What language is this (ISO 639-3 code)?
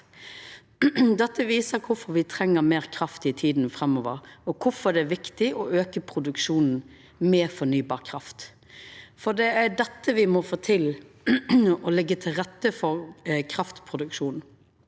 nor